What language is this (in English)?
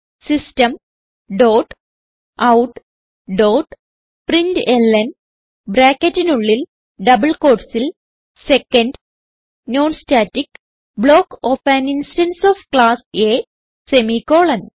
Malayalam